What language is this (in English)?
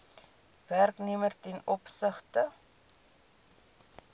Afrikaans